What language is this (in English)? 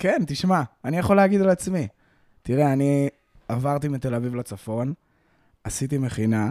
Hebrew